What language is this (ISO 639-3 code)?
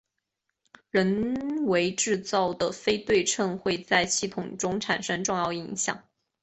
zho